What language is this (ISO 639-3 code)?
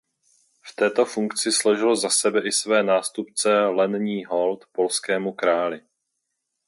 ces